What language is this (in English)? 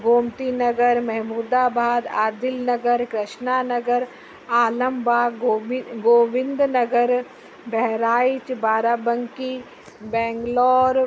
Sindhi